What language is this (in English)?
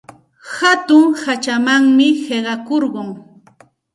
Santa Ana de Tusi Pasco Quechua